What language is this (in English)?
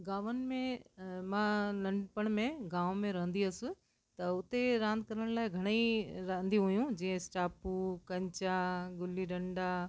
Sindhi